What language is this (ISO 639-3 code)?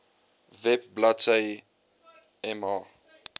afr